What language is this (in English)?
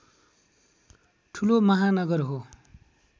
Nepali